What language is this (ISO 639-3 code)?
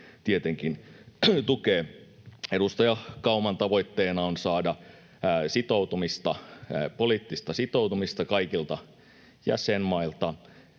fin